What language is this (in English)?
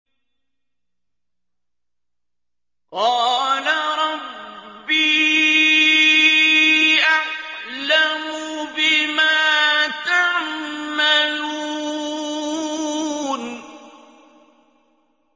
Arabic